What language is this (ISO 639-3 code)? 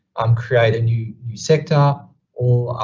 eng